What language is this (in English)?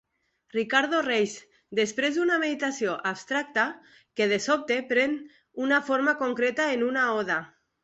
Catalan